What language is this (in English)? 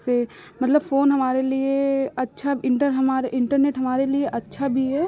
Hindi